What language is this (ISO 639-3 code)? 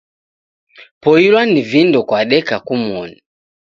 dav